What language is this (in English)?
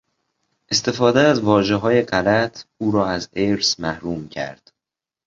Persian